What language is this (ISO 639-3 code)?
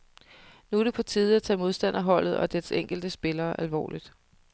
dan